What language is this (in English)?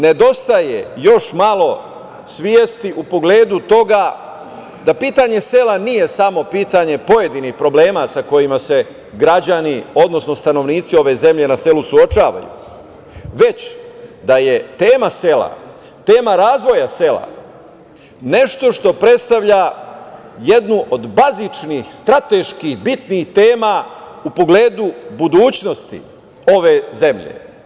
Serbian